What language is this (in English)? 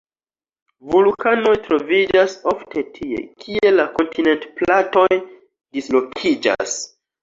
Esperanto